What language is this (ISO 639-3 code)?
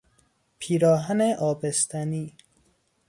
fas